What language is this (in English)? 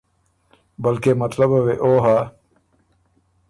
Ormuri